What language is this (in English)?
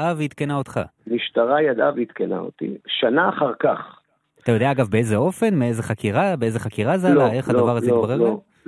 Hebrew